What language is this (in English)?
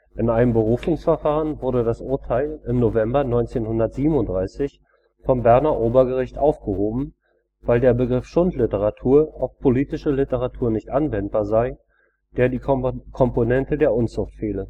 German